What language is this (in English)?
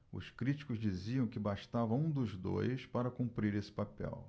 Portuguese